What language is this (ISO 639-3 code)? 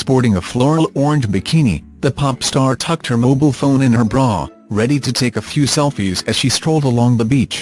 eng